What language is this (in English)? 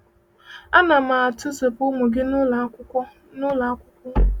Igbo